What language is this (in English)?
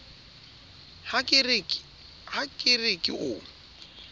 Southern Sotho